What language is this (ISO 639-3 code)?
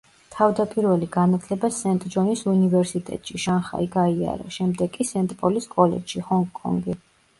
kat